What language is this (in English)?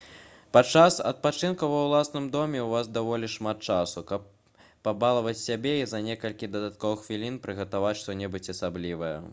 Belarusian